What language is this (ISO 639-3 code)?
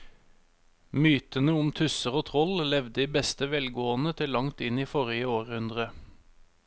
nor